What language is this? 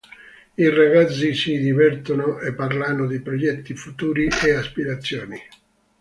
Italian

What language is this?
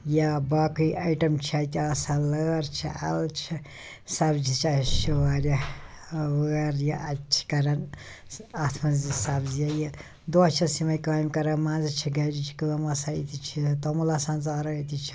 Kashmiri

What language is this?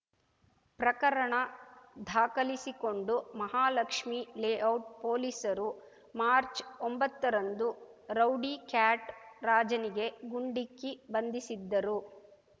Kannada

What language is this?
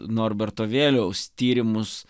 Lithuanian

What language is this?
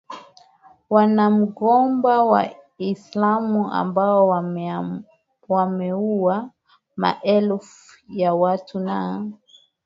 Swahili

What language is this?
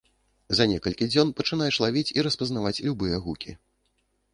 Belarusian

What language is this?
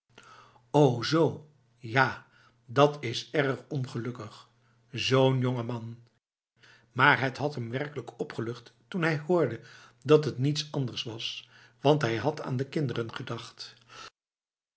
Dutch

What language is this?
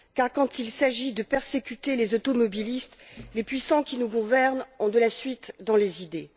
French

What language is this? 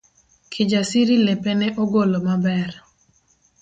Luo (Kenya and Tanzania)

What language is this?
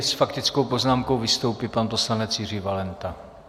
Czech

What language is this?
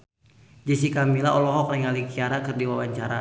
Sundanese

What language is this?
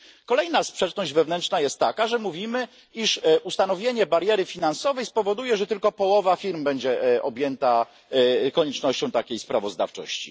Polish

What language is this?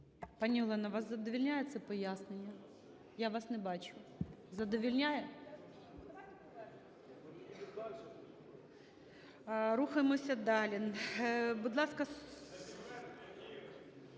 Ukrainian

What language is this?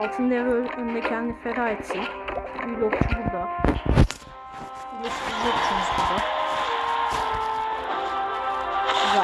Turkish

